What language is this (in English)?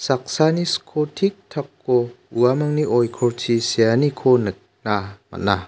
Garo